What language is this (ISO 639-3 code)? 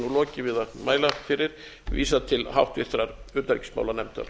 isl